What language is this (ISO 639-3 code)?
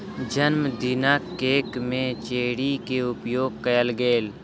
mai